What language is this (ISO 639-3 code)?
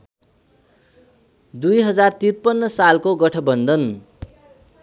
nep